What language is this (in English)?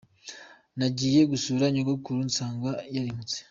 Kinyarwanda